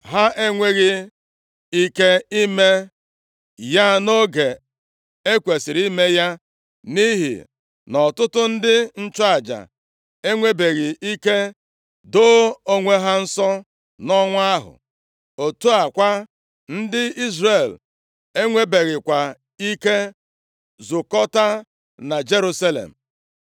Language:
Igbo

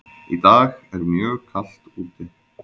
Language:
Icelandic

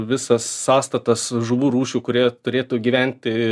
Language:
Lithuanian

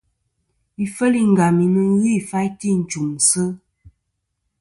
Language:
Kom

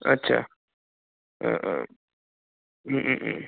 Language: Bodo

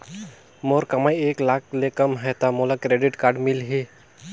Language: Chhattisgarhi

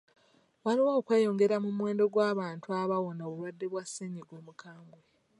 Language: Ganda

